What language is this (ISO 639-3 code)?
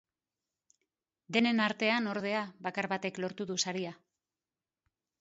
eus